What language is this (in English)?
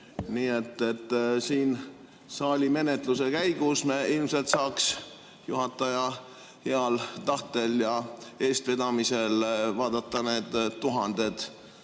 Estonian